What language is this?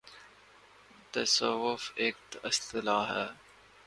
Urdu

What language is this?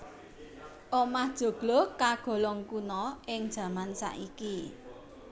Javanese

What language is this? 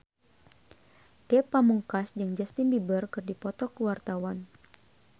Sundanese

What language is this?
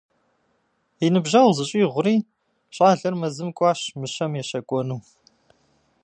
Kabardian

